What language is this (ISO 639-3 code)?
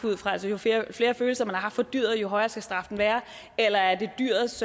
dan